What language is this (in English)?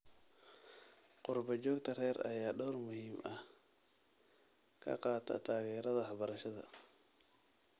Somali